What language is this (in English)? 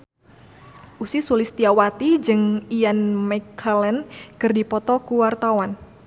Sundanese